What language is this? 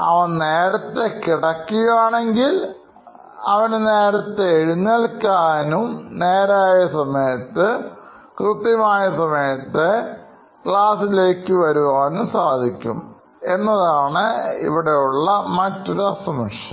Malayalam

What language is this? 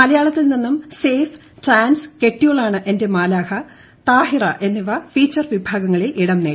Malayalam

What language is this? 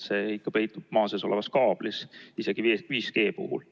Estonian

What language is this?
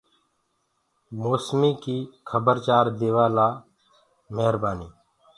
Gurgula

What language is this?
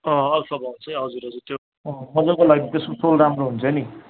Nepali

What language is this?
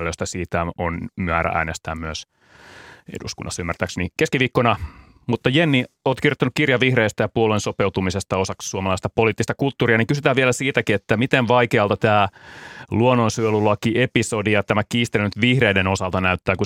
Finnish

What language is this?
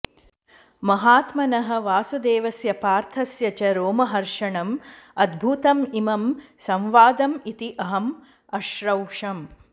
Sanskrit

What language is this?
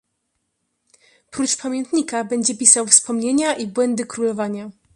Polish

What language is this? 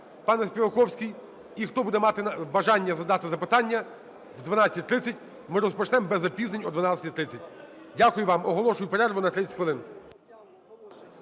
Ukrainian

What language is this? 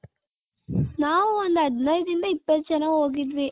Kannada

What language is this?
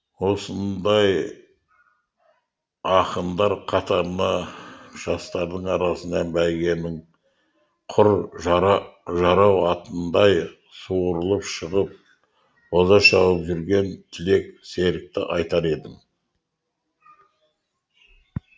Kazakh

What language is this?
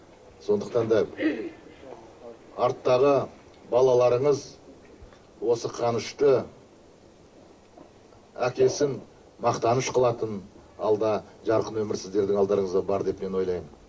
Kazakh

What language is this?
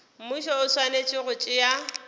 Northern Sotho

